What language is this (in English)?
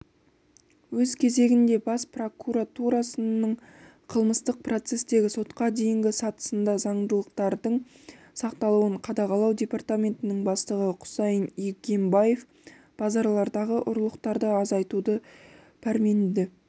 Kazakh